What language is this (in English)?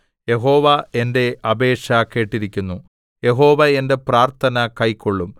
Malayalam